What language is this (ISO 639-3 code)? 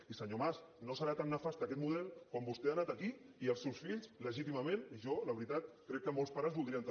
cat